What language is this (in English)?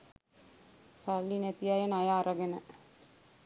Sinhala